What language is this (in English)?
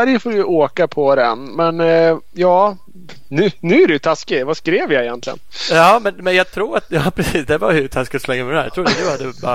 Swedish